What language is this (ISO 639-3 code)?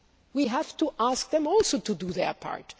eng